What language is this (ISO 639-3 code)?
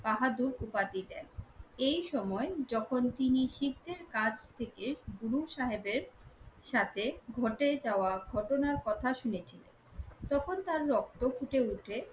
ben